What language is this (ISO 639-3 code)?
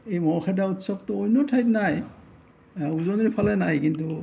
asm